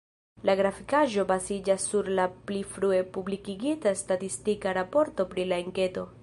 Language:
Esperanto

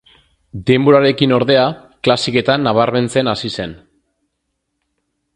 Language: Basque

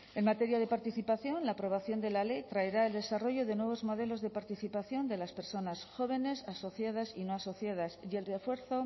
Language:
Spanish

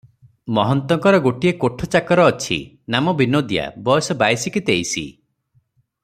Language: Odia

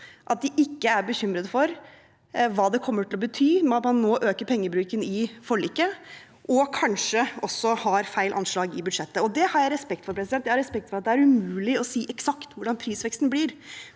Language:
Norwegian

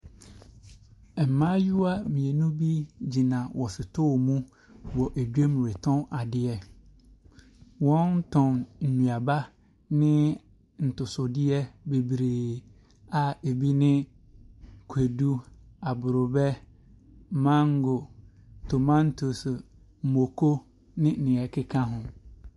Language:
Akan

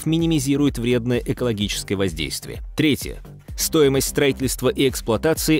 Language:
Russian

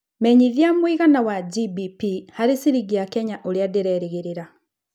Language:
Kikuyu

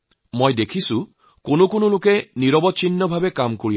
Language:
Assamese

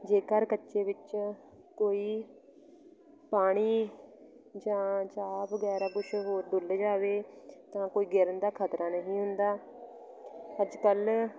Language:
Punjabi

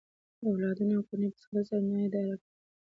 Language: Pashto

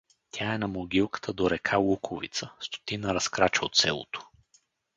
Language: Bulgarian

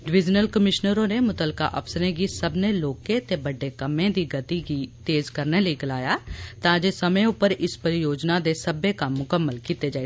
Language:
Dogri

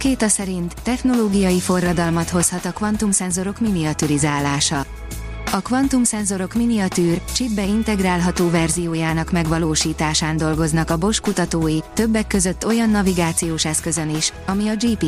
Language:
Hungarian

